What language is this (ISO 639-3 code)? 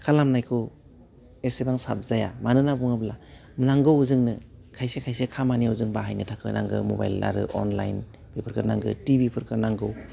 brx